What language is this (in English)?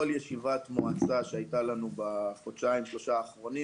Hebrew